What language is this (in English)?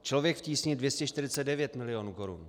Czech